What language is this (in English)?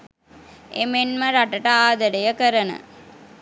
Sinhala